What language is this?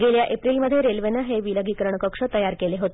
Marathi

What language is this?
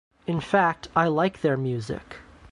English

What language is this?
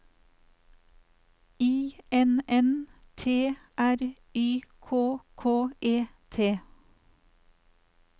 Norwegian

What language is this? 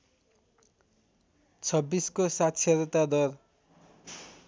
Nepali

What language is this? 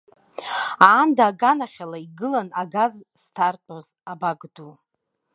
Abkhazian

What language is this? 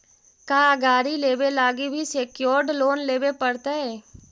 Magahi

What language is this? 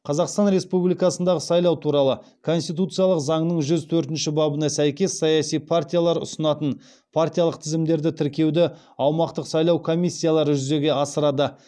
Kazakh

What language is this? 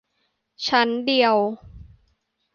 Thai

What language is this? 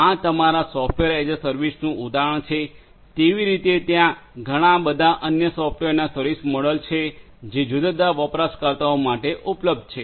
Gujarati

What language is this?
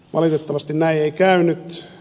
Finnish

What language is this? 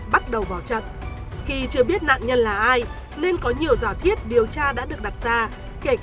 Vietnamese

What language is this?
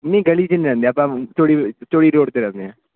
Punjabi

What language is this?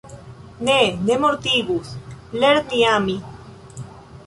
Esperanto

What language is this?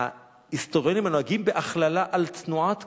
Hebrew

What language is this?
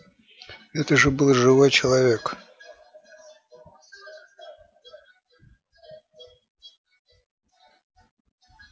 Russian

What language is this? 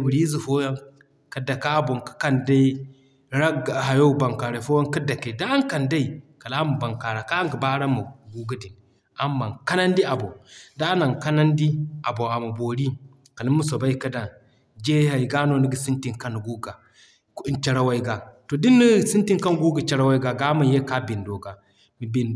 Zarma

